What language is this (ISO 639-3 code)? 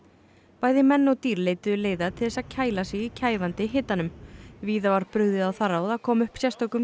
isl